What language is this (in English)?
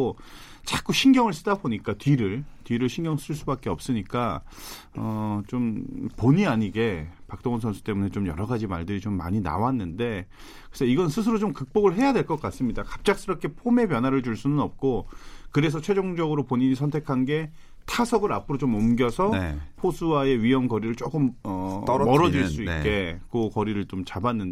Korean